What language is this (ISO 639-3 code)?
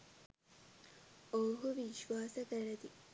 sin